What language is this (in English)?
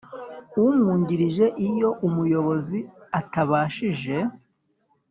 Kinyarwanda